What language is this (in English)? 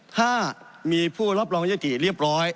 Thai